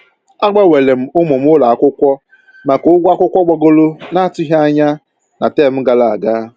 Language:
Igbo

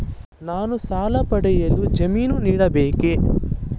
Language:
Kannada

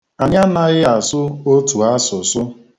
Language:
Igbo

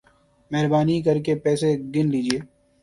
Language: Urdu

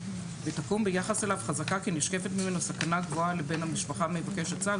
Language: Hebrew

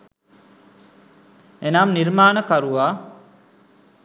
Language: Sinhala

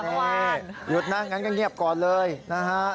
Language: Thai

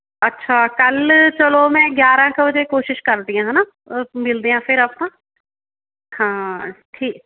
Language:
Punjabi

